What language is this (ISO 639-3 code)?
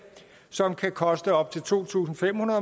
dan